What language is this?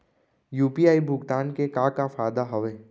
Chhattisgarhi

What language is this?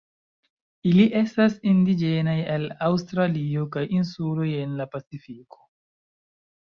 Esperanto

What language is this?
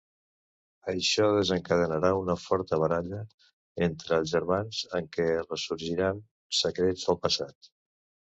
Catalan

